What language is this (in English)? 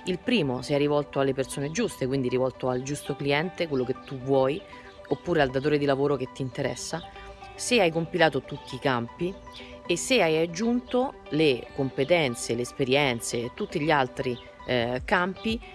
Italian